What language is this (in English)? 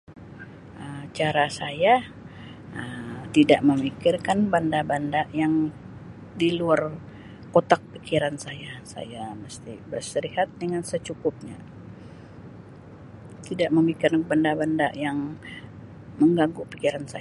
Sabah Malay